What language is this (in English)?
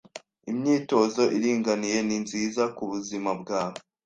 Kinyarwanda